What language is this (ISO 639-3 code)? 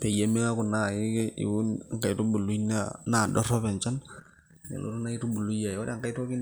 mas